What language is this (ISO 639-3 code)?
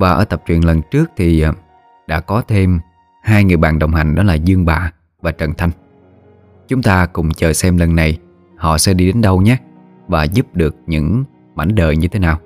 vie